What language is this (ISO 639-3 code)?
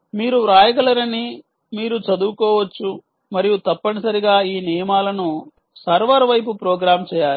tel